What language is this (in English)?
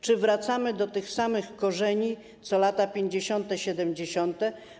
Polish